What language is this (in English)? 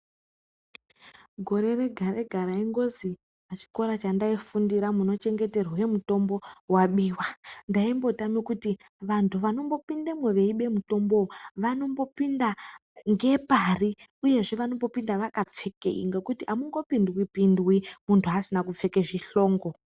Ndau